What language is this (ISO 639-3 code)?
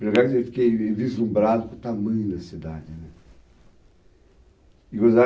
por